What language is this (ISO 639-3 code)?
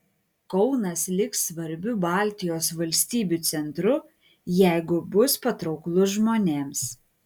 lit